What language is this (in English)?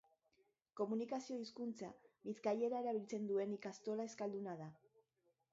Basque